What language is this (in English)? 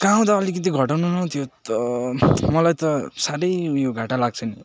Nepali